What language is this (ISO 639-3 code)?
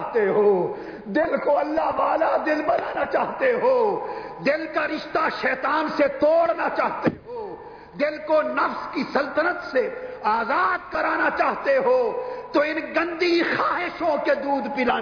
urd